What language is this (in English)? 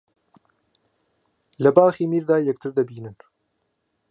Central Kurdish